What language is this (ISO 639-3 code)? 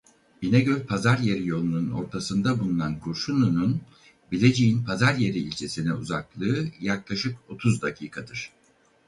tur